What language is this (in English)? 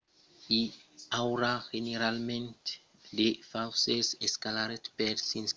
Occitan